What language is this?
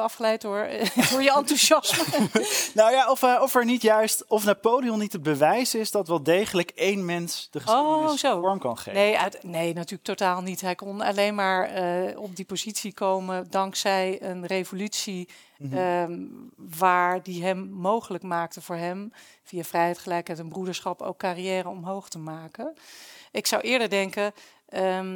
Dutch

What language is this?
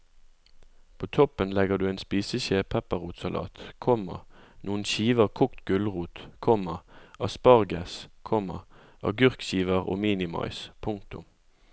Norwegian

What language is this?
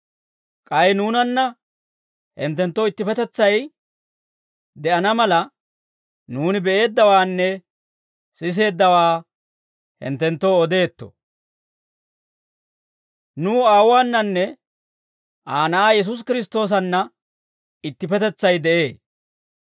Dawro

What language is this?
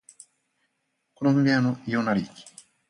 Japanese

